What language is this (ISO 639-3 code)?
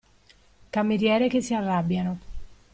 ita